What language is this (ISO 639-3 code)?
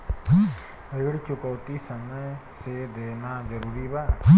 bho